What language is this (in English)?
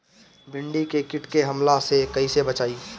Bhojpuri